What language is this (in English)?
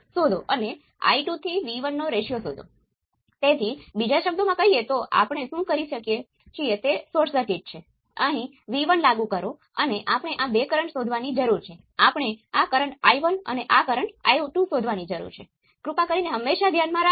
Gujarati